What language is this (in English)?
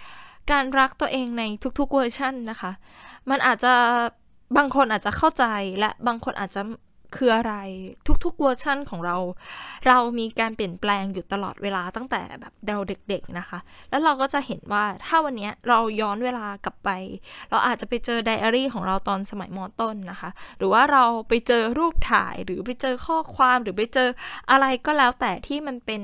Thai